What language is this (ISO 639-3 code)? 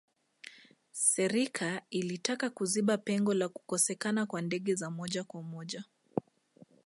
swa